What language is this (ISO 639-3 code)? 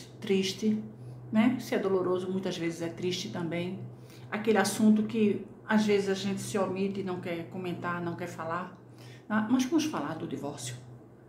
por